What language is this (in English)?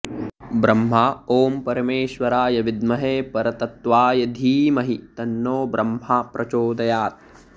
Sanskrit